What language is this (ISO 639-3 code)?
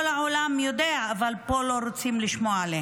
heb